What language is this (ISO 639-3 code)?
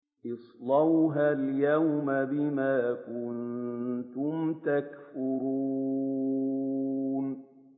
ara